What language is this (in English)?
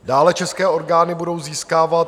Czech